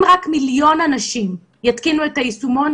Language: Hebrew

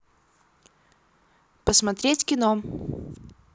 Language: Russian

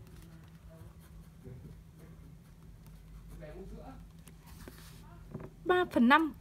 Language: Vietnamese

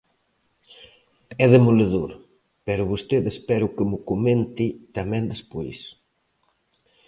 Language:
Galician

